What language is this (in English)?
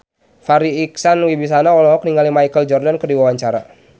Sundanese